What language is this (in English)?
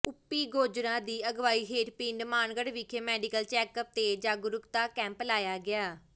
Punjabi